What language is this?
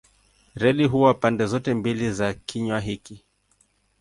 Swahili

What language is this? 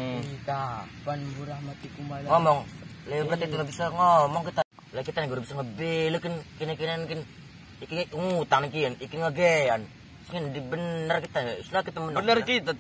Indonesian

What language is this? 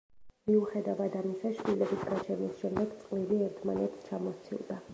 Georgian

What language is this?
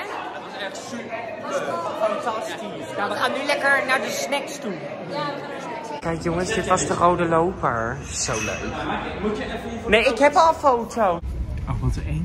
Dutch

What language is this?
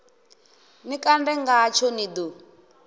Venda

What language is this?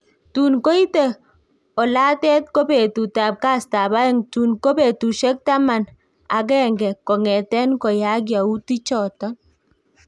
Kalenjin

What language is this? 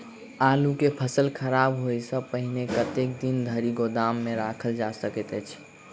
Maithili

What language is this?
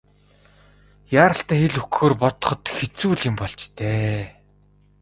Mongolian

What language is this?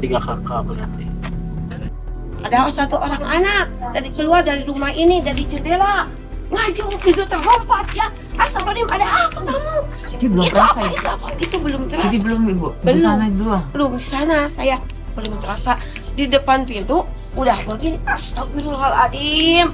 Indonesian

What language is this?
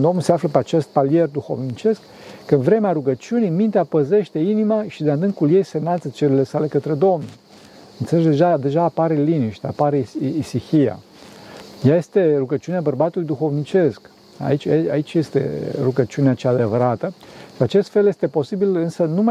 Romanian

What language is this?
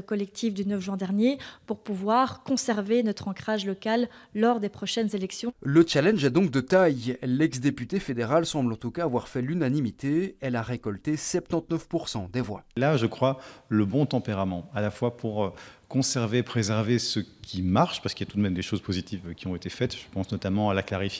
French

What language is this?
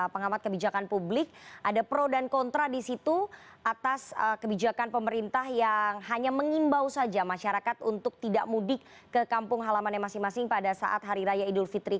Indonesian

